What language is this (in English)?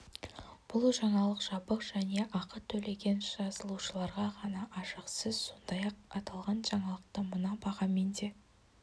Kazakh